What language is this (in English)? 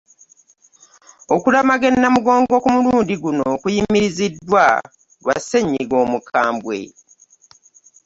Ganda